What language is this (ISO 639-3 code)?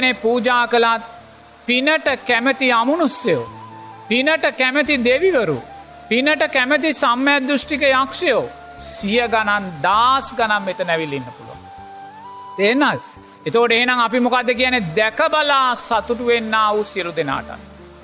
sin